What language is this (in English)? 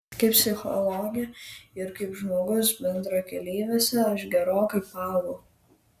Lithuanian